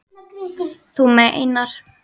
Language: Icelandic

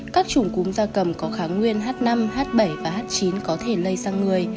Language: Vietnamese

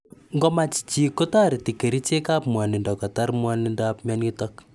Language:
Kalenjin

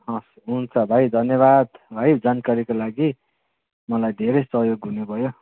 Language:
Nepali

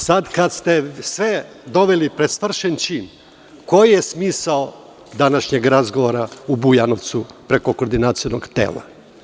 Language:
Serbian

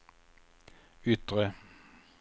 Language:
Swedish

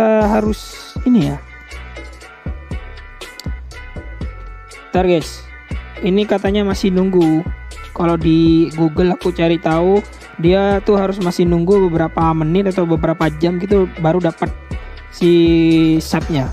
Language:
Indonesian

